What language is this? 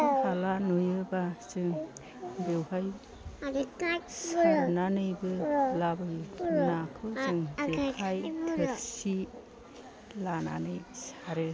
Bodo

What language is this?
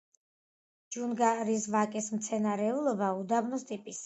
Georgian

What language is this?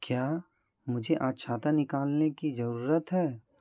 Hindi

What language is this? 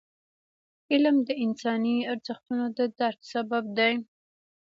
Pashto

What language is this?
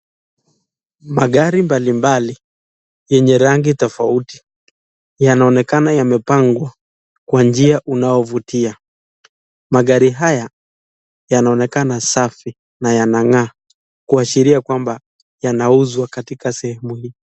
Swahili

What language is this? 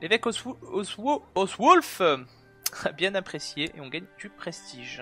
French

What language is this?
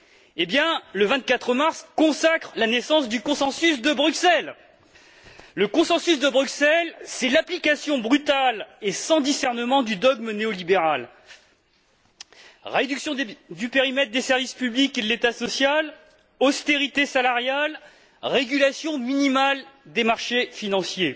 French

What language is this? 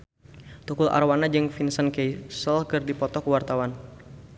Sundanese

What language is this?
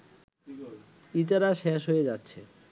Bangla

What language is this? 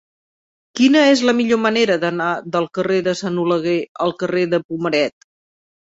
Catalan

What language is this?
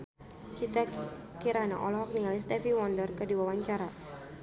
Sundanese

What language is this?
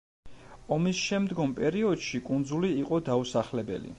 Georgian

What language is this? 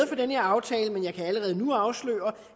Danish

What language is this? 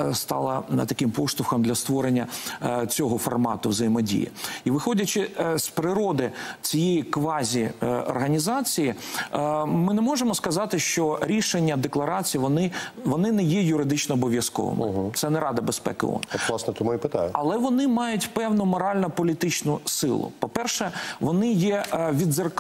Ukrainian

